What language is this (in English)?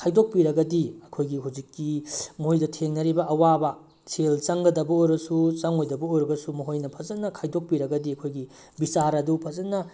Manipuri